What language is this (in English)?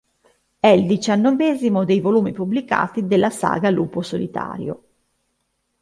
Italian